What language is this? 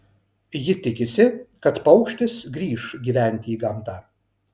Lithuanian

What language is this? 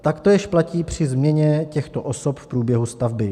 Czech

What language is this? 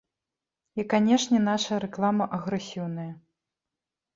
Belarusian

